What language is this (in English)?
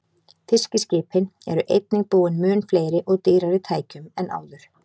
Icelandic